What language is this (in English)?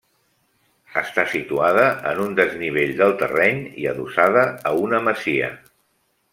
Catalan